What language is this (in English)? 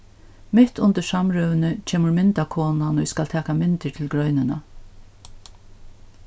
Faroese